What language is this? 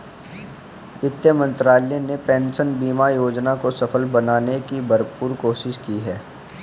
Hindi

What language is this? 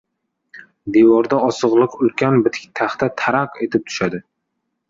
Uzbek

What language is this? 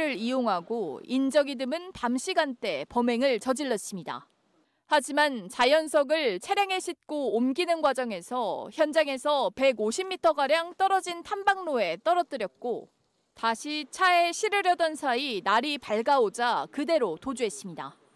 Korean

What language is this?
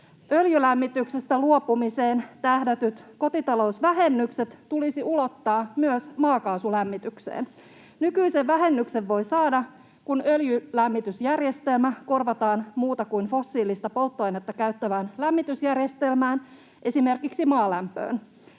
Finnish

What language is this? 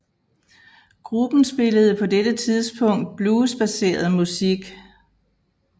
Danish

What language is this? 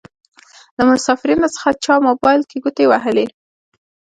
Pashto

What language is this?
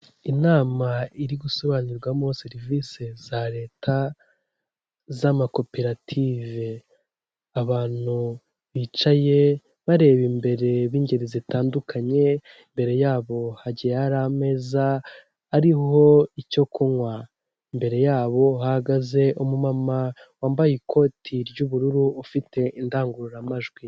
Kinyarwanda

